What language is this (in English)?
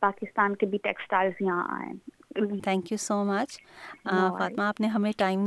Urdu